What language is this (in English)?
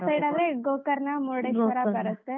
Kannada